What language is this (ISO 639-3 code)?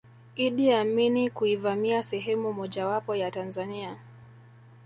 swa